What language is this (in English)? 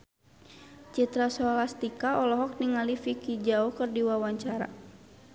Sundanese